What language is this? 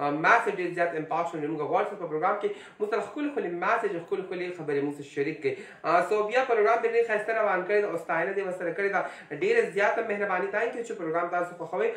Arabic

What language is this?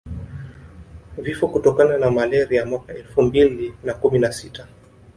Swahili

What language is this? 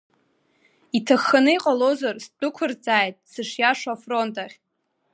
Abkhazian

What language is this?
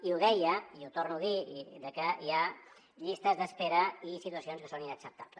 Catalan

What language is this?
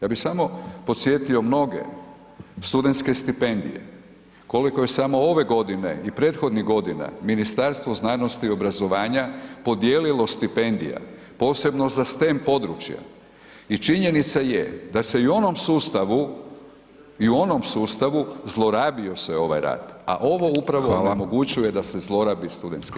Croatian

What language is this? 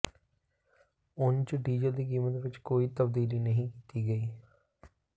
Punjabi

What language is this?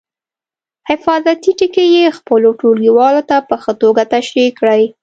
Pashto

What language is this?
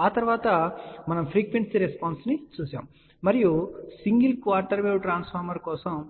Telugu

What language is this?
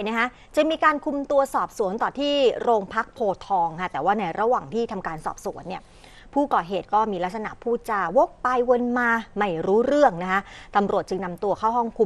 Thai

